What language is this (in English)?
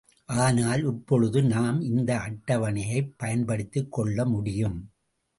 Tamil